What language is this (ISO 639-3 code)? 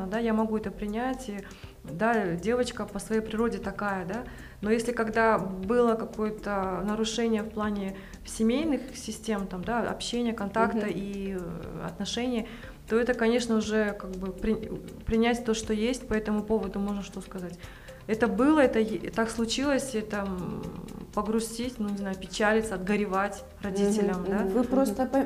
rus